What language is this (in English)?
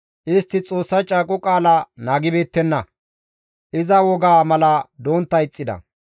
Gamo